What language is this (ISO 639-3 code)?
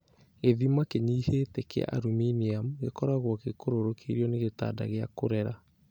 kik